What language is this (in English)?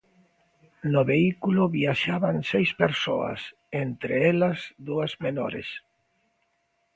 Galician